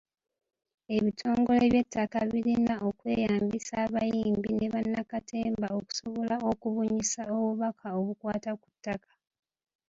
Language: Ganda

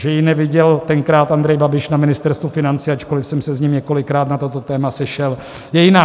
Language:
Czech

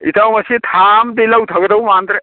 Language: Manipuri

